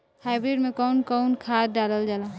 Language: Bhojpuri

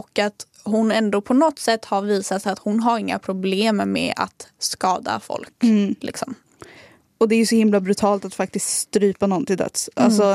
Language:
Swedish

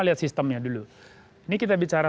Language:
Indonesian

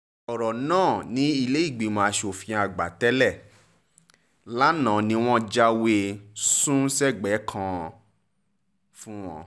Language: Yoruba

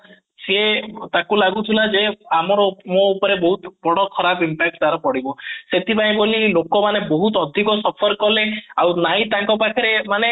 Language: Odia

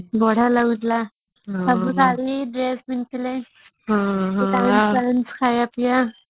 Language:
Odia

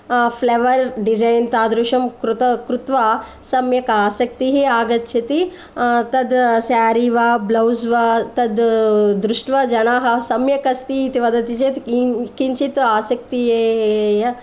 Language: Sanskrit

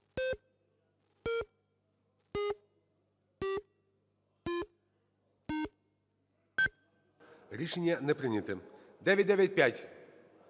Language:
Ukrainian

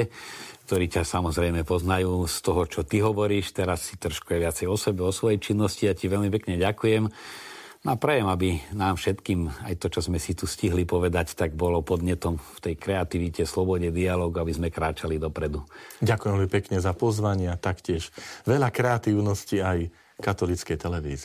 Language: Slovak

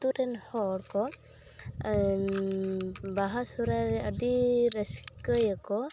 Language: Santali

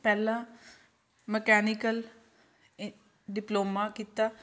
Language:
Punjabi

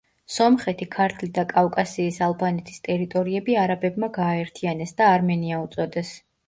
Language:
Georgian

